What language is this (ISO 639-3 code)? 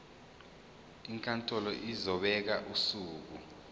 zul